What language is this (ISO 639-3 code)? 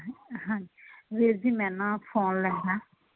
pan